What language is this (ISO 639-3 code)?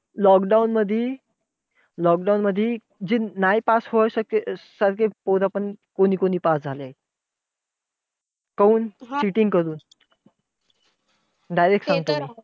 mar